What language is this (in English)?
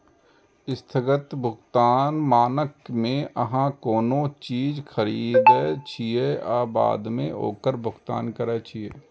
Maithili